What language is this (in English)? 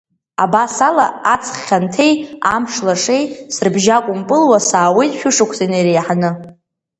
Abkhazian